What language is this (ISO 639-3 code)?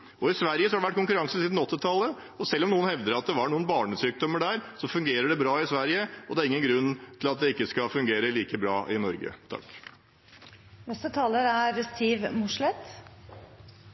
nob